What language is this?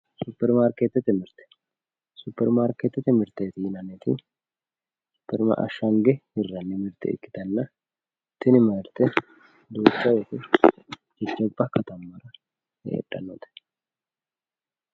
Sidamo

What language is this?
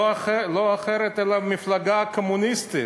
Hebrew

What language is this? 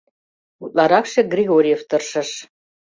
Mari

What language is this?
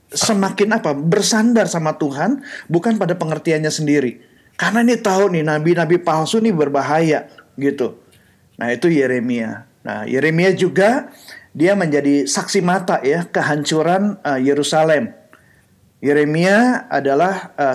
Indonesian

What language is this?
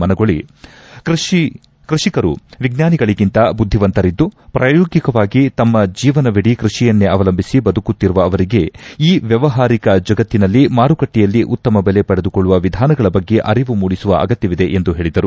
Kannada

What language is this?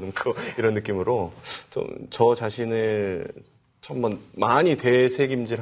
Korean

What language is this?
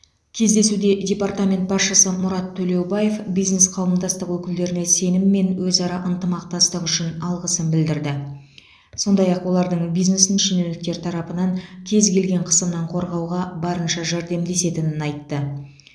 Kazakh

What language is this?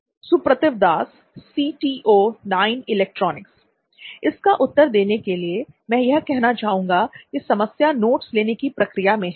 Hindi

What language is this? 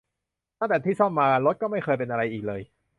Thai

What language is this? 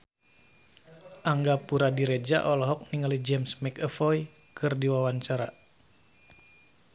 Sundanese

